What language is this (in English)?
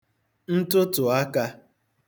Igbo